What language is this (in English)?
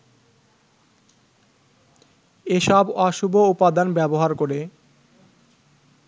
Bangla